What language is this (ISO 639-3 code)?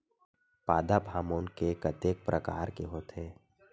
hne